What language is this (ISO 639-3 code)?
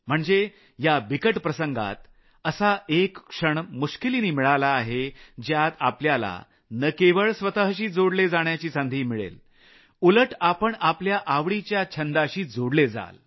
mar